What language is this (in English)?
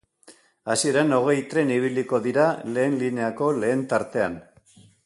Basque